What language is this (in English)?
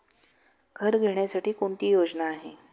Marathi